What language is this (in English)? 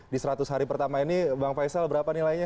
Indonesian